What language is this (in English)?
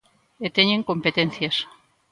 Galician